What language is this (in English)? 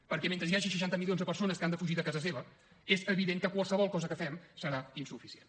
Catalan